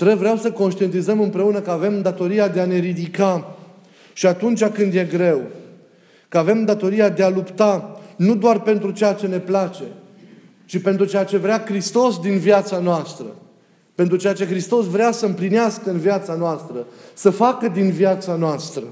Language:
Romanian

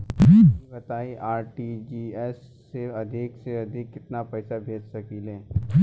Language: Bhojpuri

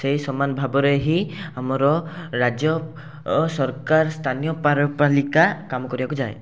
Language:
Odia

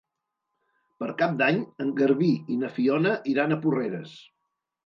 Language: Catalan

